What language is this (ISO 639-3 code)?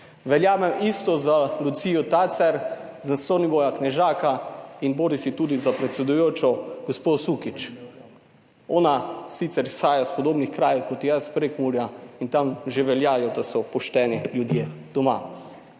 slv